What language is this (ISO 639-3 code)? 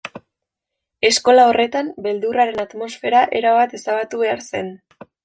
eus